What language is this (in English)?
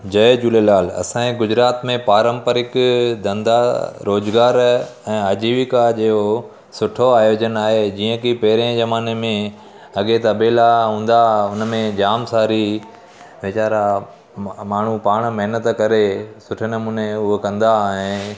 Sindhi